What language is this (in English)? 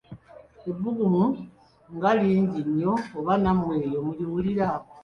Ganda